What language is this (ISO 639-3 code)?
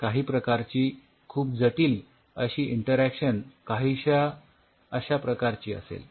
mar